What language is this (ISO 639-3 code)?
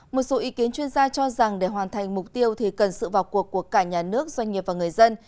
vie